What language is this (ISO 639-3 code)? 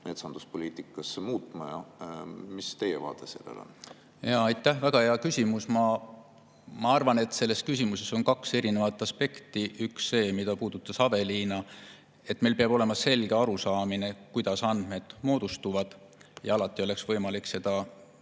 est